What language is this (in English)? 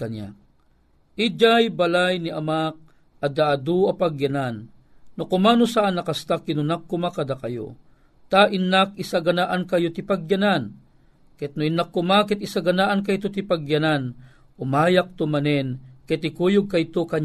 Filipino